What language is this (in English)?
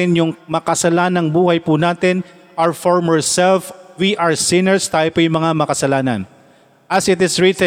Filipino